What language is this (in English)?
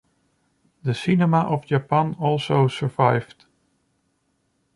English